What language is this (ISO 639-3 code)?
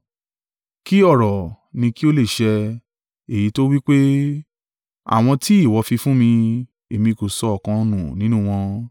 yor